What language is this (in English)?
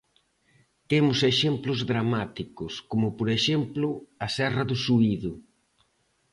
Galician